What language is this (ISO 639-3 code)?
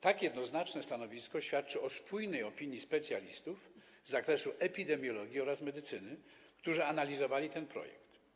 pol